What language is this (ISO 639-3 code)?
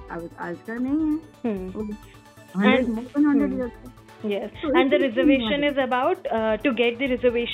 hin